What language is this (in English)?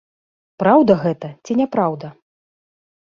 Belarusian